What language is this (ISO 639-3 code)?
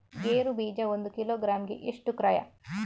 kan